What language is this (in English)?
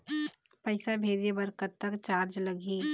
Chhattisgarhi